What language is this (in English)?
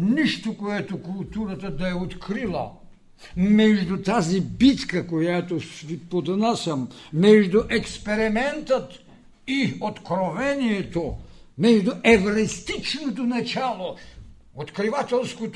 Bulgarian